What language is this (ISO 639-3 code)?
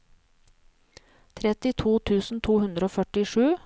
nor